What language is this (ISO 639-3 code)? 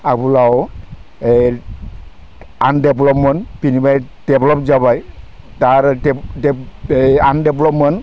brx